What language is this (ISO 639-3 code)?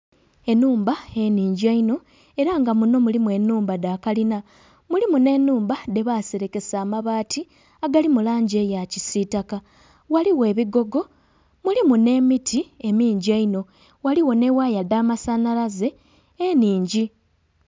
xog